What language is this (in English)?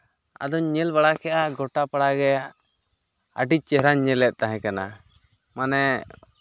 Santali